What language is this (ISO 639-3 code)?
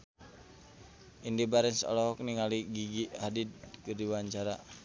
sun